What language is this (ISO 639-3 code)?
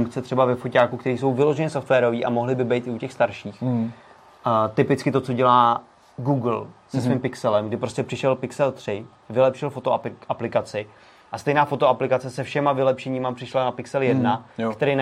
ces